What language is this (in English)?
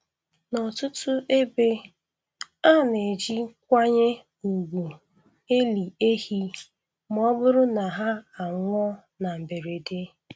Igbo